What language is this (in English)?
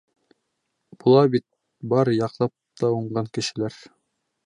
Bashkir